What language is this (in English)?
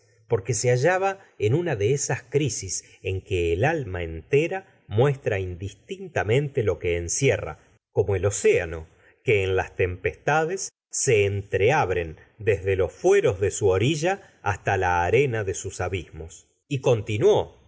Spanish